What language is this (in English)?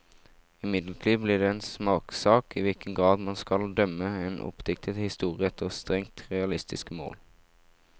Norwegian